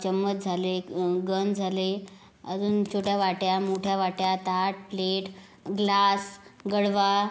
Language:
Marathi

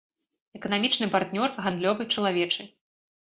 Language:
Belarusian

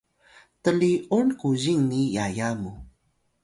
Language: Atayal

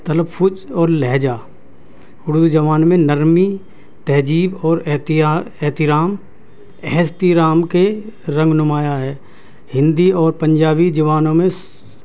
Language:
Urdu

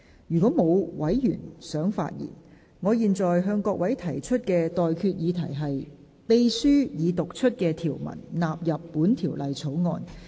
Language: Cantonese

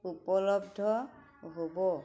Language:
Assamese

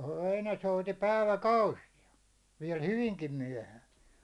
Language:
Finnish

